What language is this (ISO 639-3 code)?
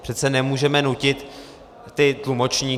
ces